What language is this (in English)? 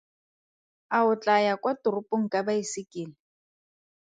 Tswana